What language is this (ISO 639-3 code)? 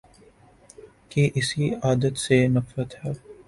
urd